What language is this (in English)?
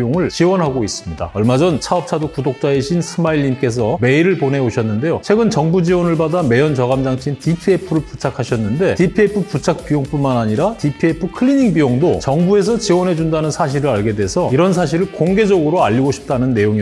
Korean